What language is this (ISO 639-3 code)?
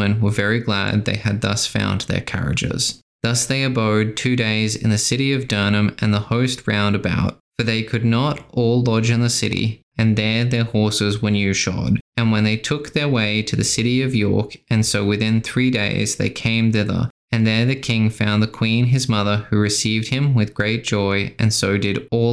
eng